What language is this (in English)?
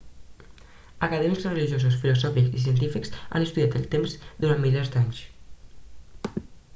Catalan